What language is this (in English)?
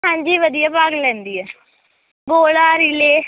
Punjabi